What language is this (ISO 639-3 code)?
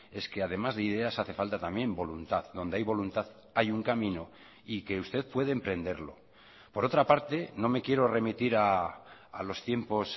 spa